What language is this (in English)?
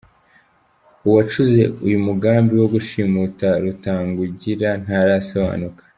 Kinyarwanda